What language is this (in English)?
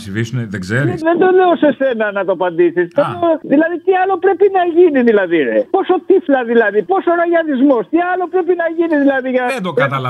Greek